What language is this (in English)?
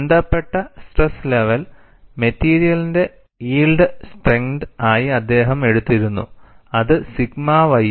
Malayalam